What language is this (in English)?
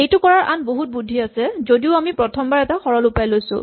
Assamese